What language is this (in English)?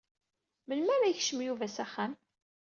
Kabyle